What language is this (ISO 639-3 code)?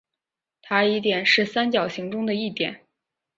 zho